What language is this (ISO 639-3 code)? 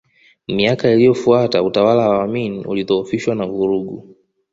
swa